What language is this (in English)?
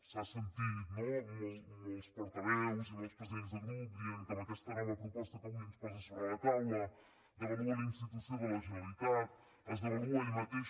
Catalan